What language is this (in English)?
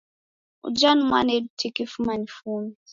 Taita